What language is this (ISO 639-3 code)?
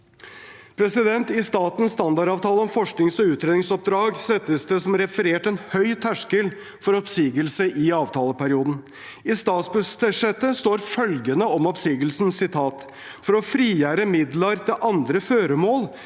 nor